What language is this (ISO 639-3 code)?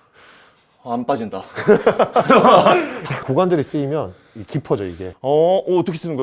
kor